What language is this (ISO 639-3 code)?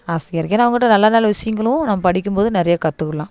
tam